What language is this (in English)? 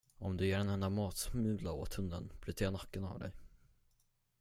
Swedish